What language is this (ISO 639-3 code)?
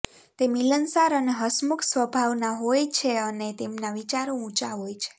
guj